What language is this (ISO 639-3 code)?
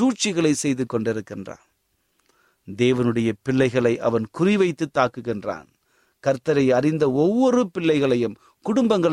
tam